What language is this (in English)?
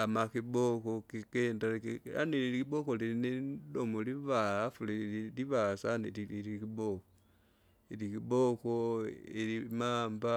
Kinga